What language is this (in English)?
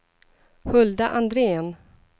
Swedish